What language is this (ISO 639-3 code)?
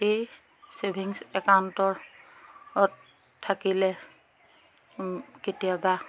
asm